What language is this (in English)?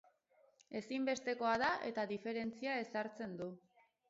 Basque